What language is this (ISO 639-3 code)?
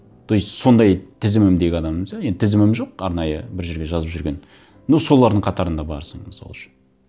kaz